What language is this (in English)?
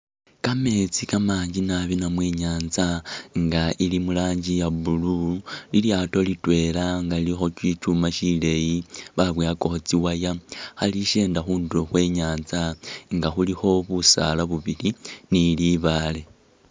Masaaba